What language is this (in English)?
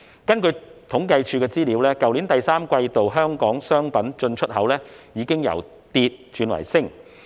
Cantonese